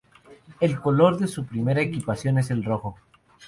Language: Spanish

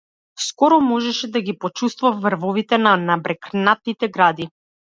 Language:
Macedonian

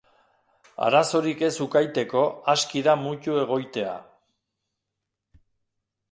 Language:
Basque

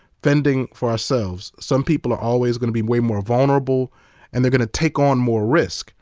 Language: English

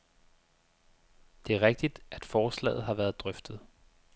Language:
Danish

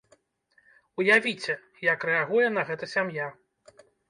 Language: Belarusian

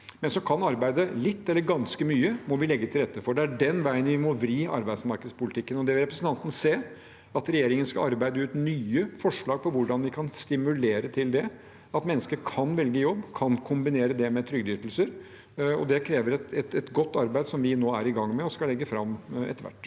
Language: Norwegian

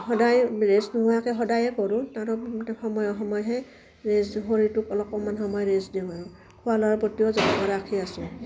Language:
Assamese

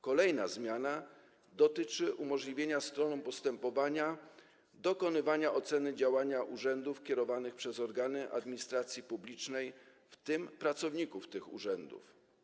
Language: Polish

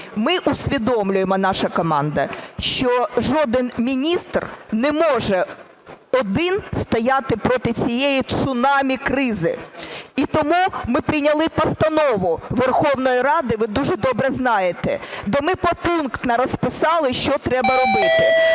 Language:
Ukrainian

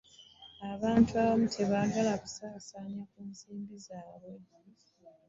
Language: Ganda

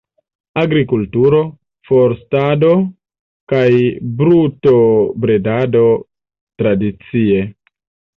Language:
Esperanto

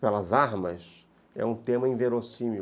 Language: Portuguese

